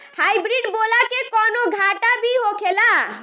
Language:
Bhojpuri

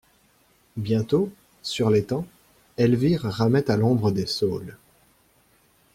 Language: French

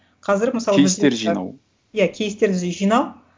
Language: Kazakh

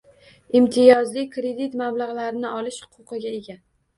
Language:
Uzbek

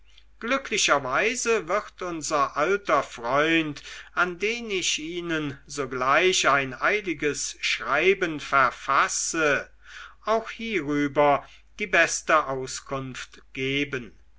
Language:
German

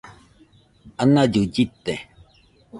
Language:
Nüpode Huitoto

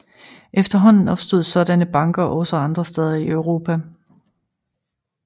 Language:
Danish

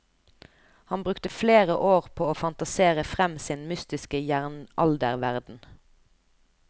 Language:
Norwegian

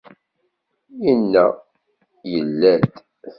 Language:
Kabyle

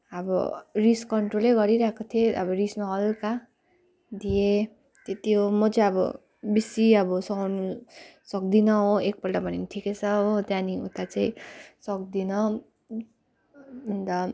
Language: Nepali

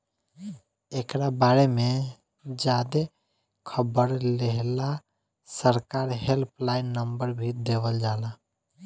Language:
Bhojpuri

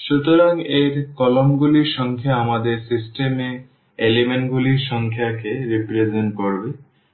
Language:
Bangla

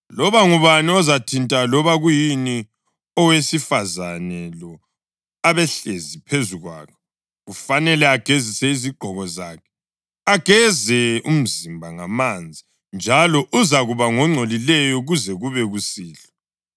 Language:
North Ndebele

